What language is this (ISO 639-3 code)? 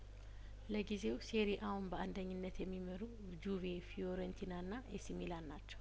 amh